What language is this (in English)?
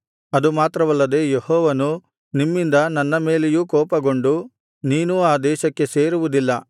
Kannada